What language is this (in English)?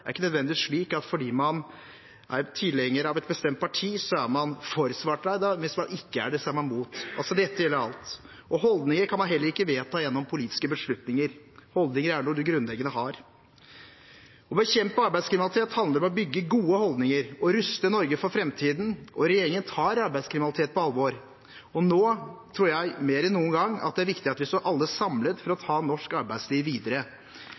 Norwegian Bokmål